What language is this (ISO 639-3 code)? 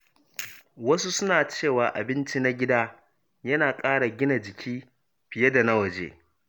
hau